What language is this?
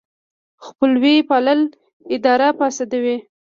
Pashto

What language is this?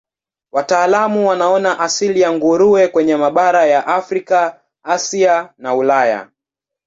Swahili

